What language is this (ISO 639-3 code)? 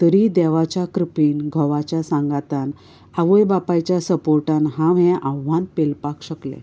kok